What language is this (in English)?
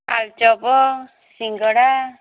Odia